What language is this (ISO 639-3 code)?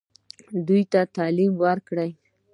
pus